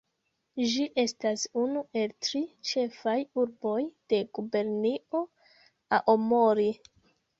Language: Esperanto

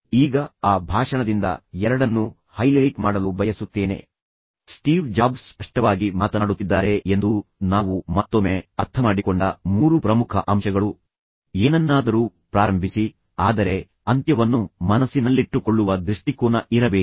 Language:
Kannada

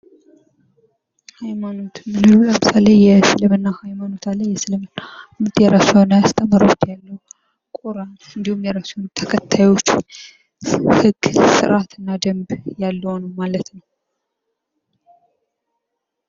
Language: Amharic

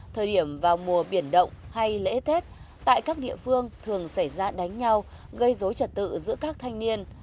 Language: Vietnamese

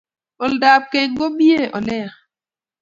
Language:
Kalenjin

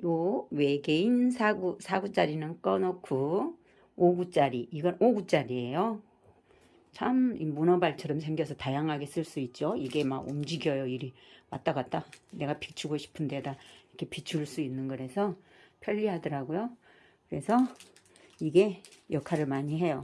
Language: Korean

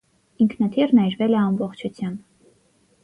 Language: Armenian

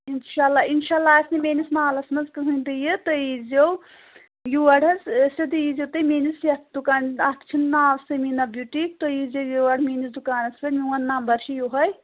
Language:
Kashmiri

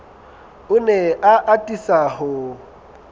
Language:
Southern Sotho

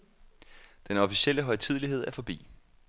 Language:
Danish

